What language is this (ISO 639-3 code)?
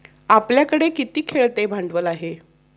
mar